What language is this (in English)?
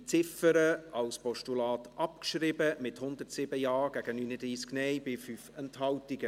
Swiss German